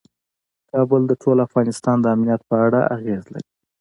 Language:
Pashto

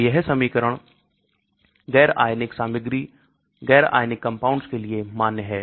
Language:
Hindi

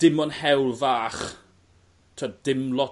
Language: Welsh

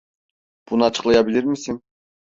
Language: Turkish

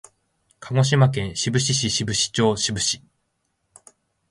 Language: Japanese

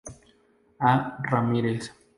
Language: Spanish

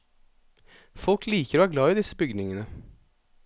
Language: Norwegian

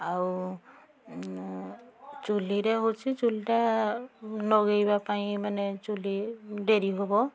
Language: Odia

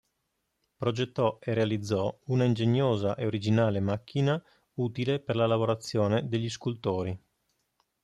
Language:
Italian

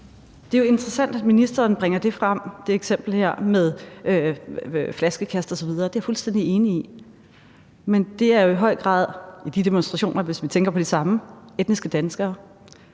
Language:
Danish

